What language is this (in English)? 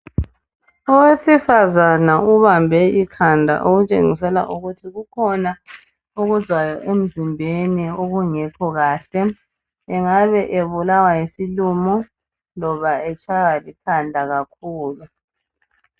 North Ndebele